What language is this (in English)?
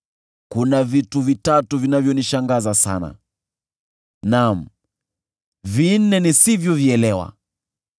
Swahili